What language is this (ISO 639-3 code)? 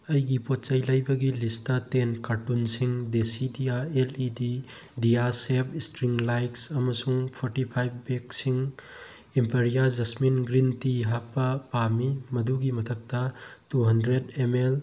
mni